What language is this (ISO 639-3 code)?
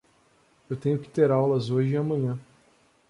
por